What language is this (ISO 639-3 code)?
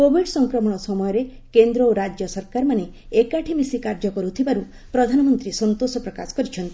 ori